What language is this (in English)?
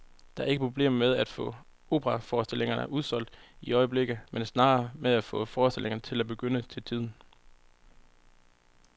Danish